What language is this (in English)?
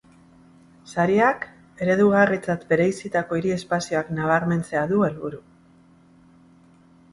Basque